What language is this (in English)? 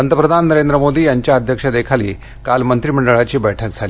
Marathi